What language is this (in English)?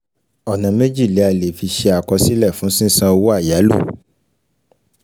Yoruba